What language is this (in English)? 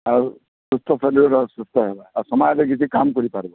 Odia